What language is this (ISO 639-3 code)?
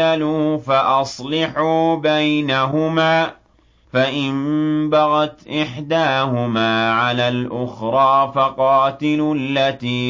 ara